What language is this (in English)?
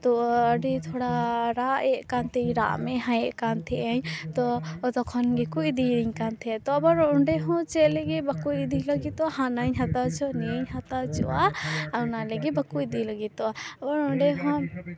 Santali